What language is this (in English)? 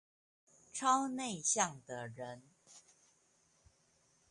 Chinese